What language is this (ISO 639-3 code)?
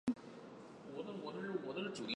zho